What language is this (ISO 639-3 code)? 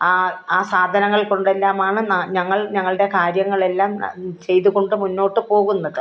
mal